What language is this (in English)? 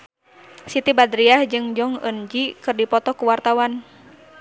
Sundanese